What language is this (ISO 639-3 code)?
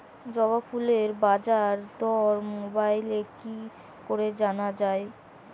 ben